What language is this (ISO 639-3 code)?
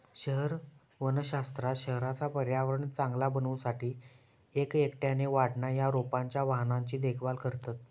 mar